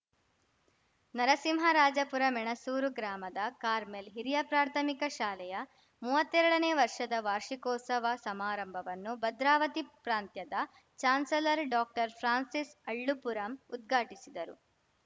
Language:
Kannada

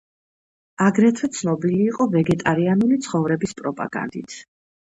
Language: Georgian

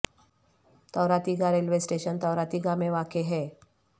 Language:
Urdu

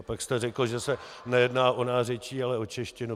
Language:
Czech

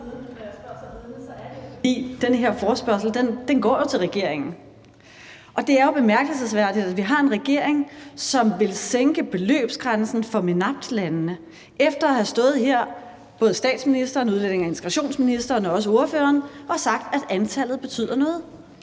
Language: Danish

